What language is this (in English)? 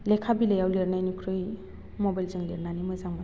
Bodo